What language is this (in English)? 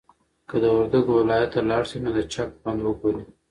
Pashto